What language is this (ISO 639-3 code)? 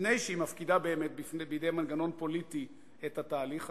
heb